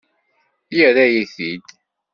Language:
Kabyle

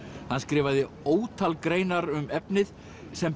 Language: Icelandic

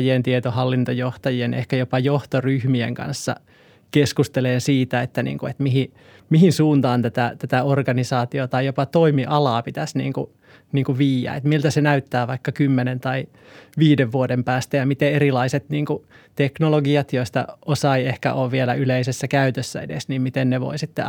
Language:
Finnish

